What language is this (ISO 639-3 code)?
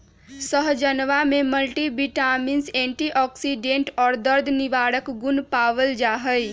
mag